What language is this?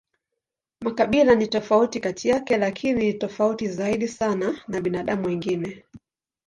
Swahili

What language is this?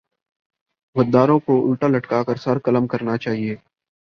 Urdu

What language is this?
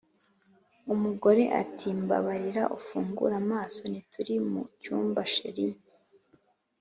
Kinyarwanda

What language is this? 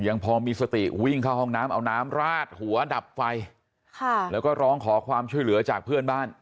Thai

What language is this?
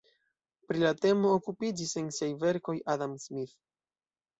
Esperanto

